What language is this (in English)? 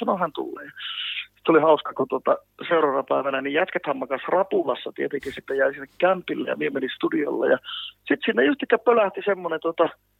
Finnish